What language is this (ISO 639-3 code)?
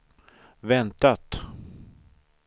swe